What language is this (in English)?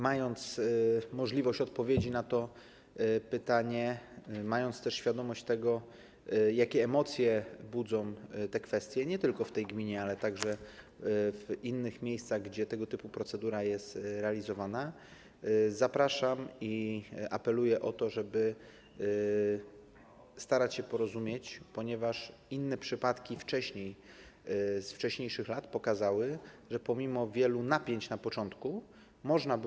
Polish